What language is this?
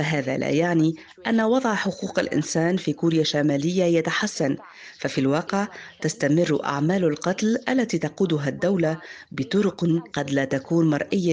Arabic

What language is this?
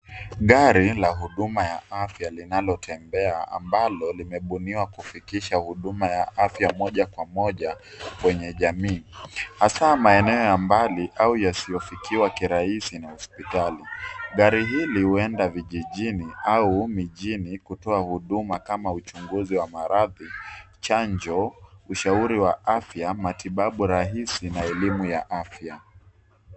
Swahili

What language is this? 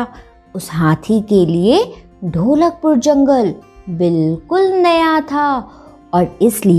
Hindi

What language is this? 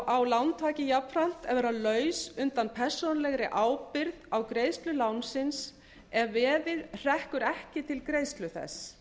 Icelandic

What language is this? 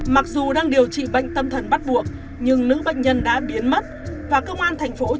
Vietnamese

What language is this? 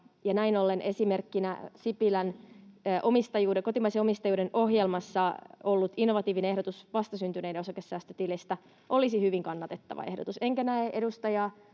Finnish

